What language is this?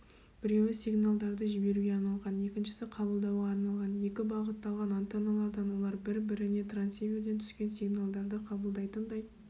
Kazakh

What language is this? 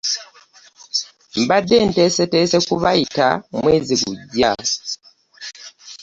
Ganda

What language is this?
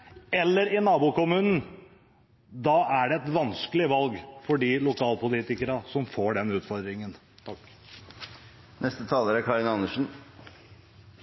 Norwegian Bokmål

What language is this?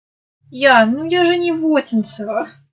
Russian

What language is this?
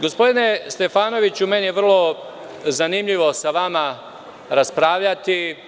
Serbian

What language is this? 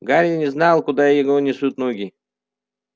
Russian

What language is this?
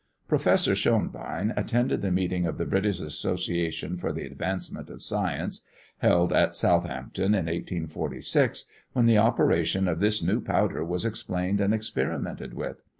English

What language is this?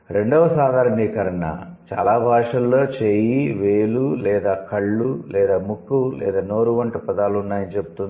Telugu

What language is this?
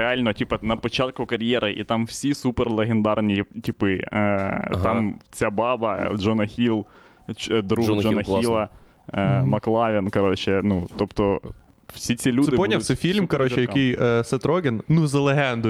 Ukrainian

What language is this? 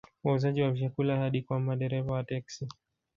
Swahili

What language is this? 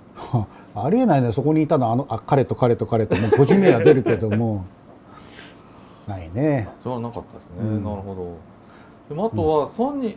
Japanese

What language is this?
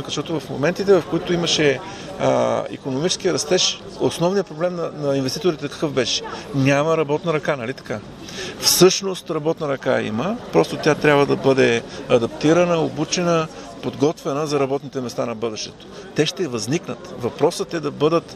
Bulgarian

